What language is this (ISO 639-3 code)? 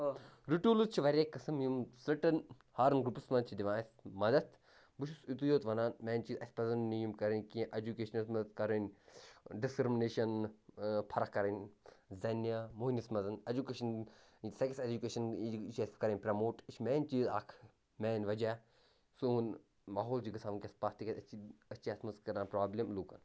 kas